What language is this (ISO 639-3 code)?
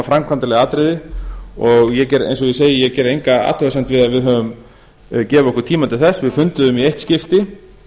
isl